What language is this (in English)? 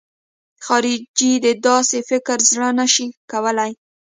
Pashto